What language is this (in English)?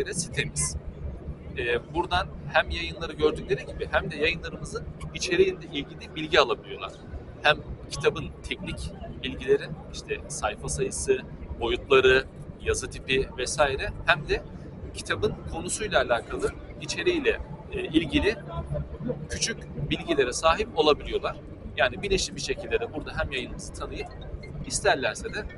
Turkish